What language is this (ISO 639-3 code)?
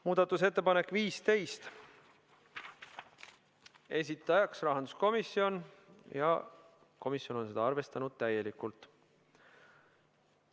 est